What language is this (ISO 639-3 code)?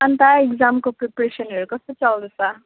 nep